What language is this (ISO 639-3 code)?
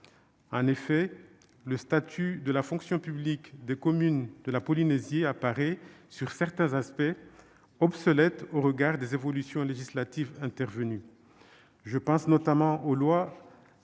fra